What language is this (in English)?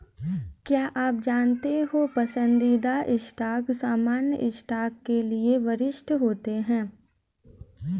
Hindi